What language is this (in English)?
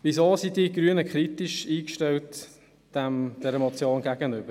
Swiss German